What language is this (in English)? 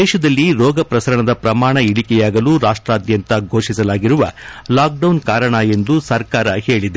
Kannada